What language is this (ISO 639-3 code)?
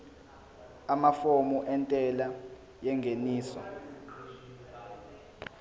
zul